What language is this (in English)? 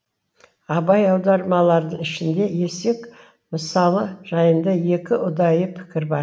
Kazakh